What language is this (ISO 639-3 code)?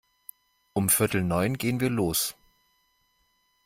deu